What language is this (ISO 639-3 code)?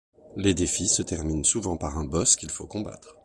fra